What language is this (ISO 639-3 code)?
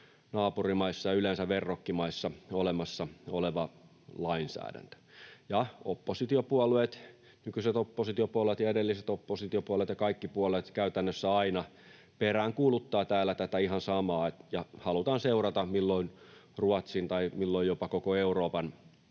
fin